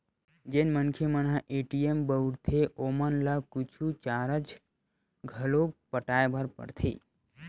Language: Chhattisgarhi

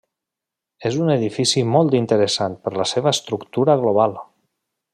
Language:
Catalan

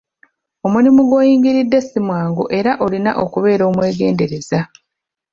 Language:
Ganda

